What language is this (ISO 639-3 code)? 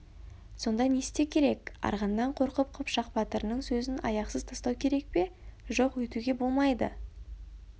kaz